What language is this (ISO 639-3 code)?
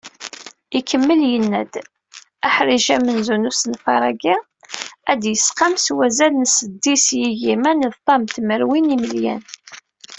kab